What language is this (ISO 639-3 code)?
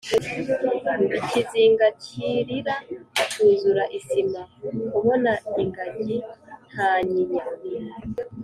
kin